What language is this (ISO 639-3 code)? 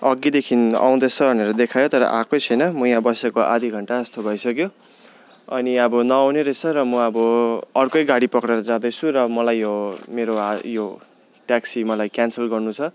nep